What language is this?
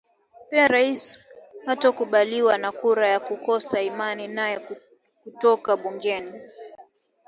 Swahili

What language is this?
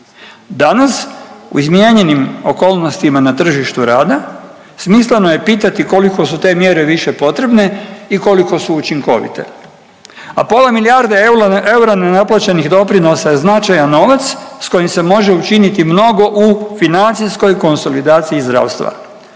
Croatian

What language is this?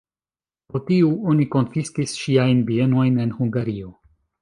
Esperanto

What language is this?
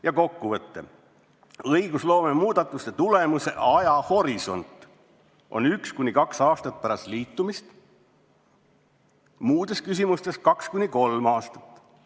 Estonian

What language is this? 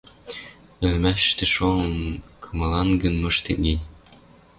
Western Mari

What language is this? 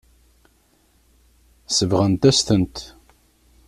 Kabyle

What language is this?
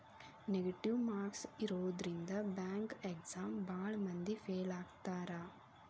Kannada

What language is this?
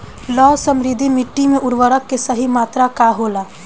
Bhojpuri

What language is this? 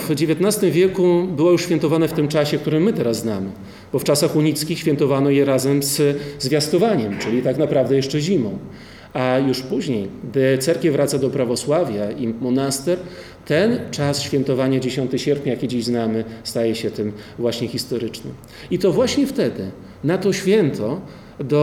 Polish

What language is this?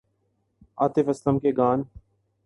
Urdu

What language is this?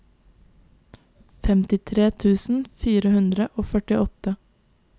Norwegian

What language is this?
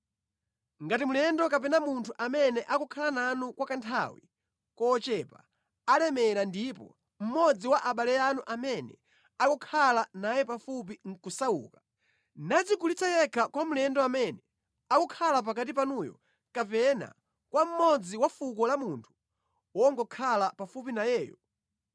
Nyanja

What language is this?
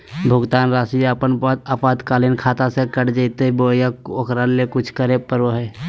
Magahi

